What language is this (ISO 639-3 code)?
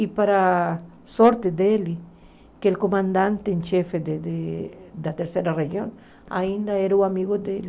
por